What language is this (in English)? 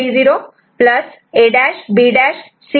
Marathi